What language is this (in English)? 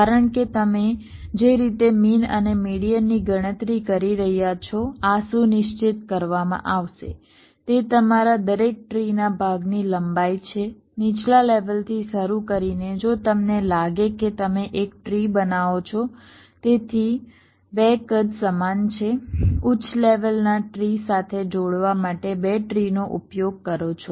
Gujarati